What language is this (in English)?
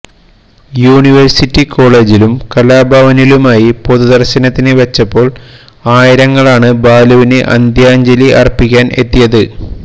Malayalam